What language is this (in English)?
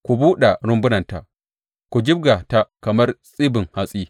Hausa